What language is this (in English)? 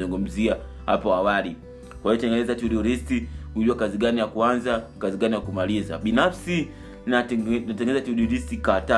Swahili